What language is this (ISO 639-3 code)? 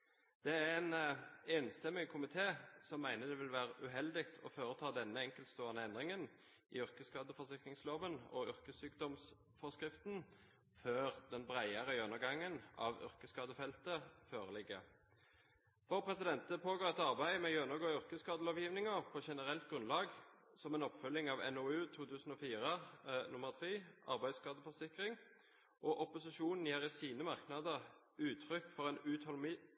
nob